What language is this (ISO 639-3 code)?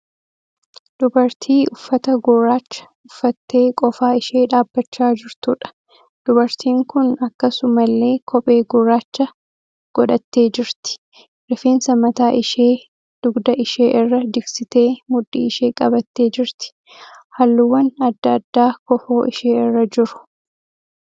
orm